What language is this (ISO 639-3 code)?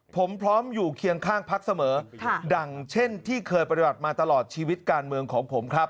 tha